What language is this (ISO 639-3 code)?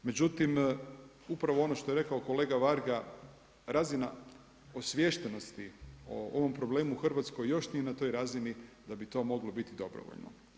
hrv